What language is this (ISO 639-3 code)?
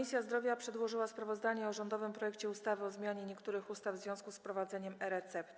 pol